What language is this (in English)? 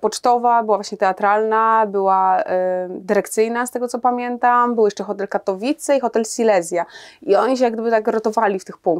Polish